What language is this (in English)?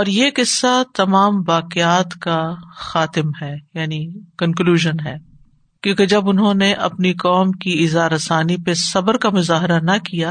Urdu